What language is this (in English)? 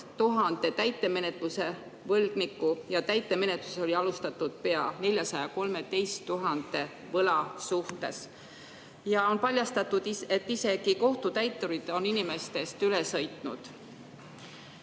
Estonian